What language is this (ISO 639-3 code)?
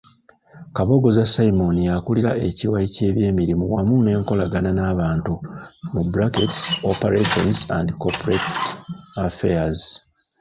lug